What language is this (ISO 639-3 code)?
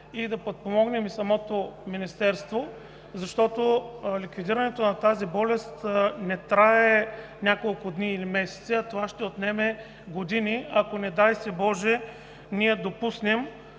bul